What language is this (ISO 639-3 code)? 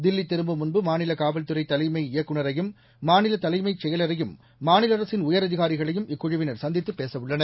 tam